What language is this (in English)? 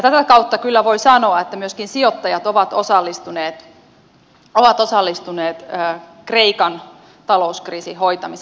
Finnish